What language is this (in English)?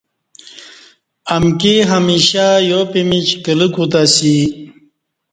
Kati